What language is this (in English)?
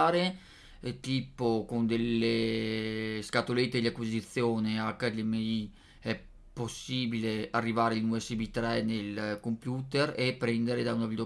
Italian